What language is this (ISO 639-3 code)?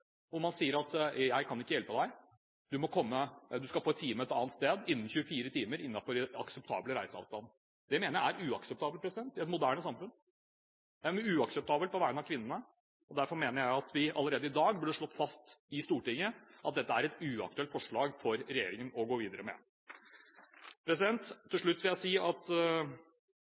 nob